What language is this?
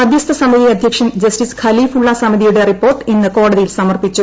Malayalam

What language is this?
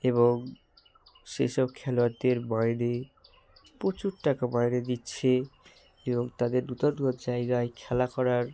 Bangla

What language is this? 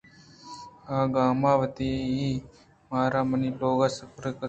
Eastern Balochi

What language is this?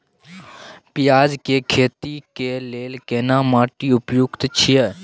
Maithili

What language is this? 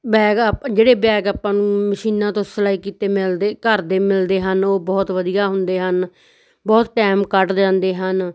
Punjabi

